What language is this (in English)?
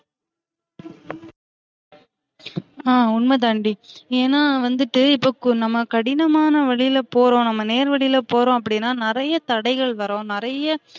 Tamil